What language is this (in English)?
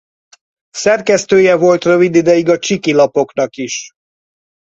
Hungarian